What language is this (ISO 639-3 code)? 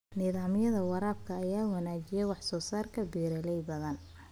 som